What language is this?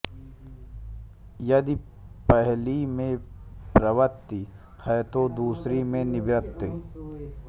Hindi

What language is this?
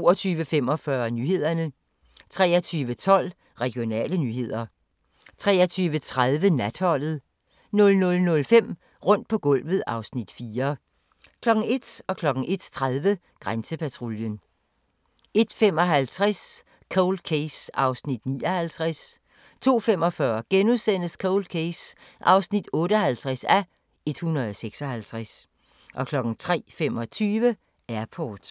Danish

